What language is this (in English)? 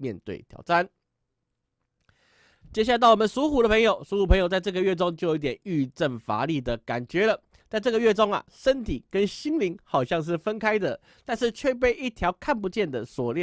Chinese